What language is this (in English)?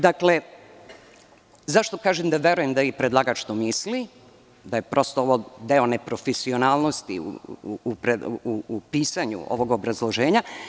Serbian